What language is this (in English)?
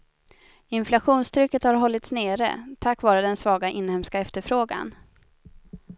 Swedish